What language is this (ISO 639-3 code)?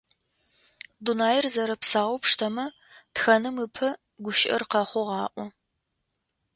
ady